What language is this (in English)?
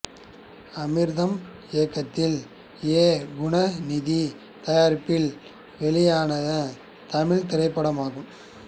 Tamil